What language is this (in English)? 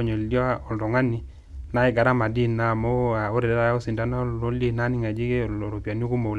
Masai